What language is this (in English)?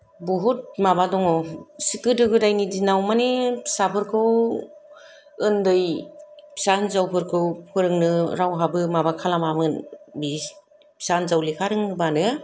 Bodo